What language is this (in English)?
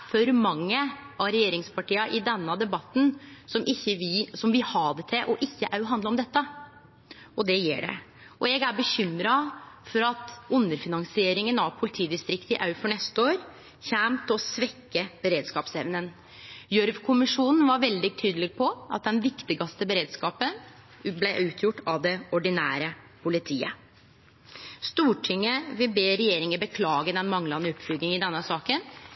Norwegian Nynorsk